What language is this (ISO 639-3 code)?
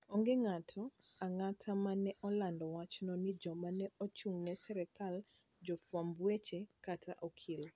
luo